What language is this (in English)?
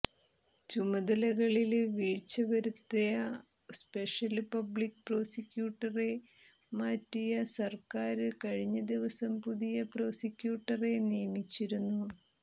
Malayalam